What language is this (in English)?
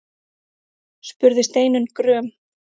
Icelandic